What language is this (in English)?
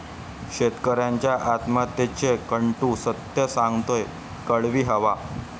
Marathi